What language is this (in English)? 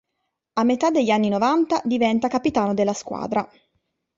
Italian